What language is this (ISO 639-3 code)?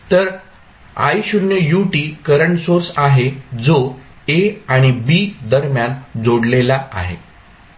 mar